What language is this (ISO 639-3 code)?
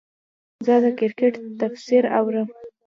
pus